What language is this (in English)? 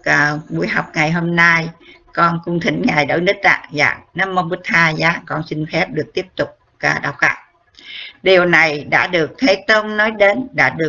Vietnamese